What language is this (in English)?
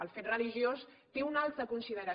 Catalan